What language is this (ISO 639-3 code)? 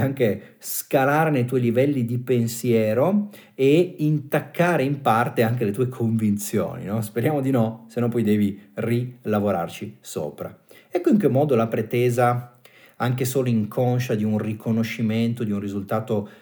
ita